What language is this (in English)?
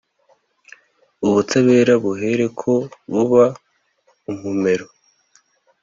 Kinyarwanda